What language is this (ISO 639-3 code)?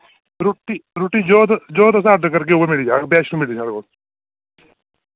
doi